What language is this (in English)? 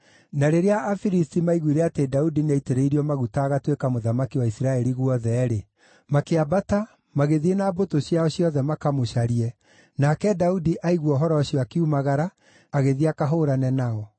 Kikuyu